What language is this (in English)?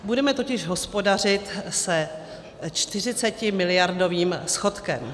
Czech